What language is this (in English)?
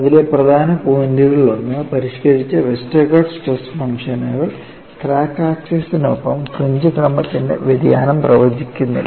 Malayalam